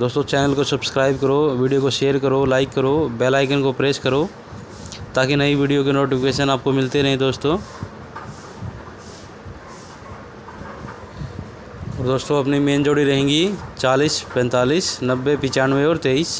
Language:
Hindi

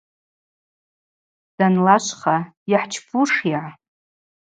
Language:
Abaza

